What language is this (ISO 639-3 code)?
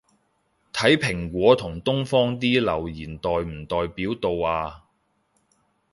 yue